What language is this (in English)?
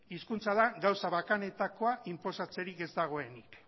Basque